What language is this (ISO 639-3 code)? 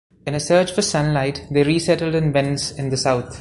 eng